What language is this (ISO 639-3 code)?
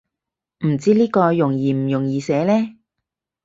yue